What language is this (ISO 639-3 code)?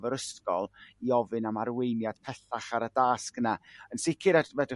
cym